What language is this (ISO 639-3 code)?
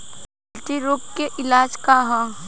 bho